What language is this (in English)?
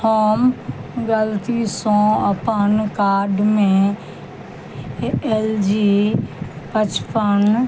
Maithili